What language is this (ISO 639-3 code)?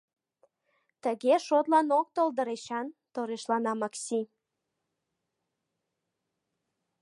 chm